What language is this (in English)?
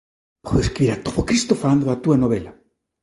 Galician